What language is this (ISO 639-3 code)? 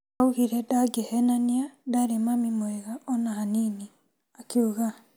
kik